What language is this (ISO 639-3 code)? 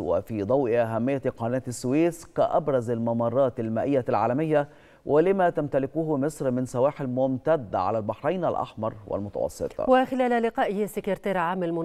ara